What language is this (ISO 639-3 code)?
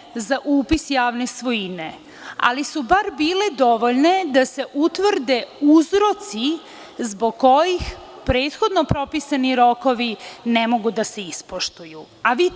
srp